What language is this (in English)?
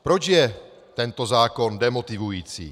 Czech